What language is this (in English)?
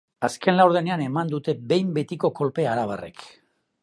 Basque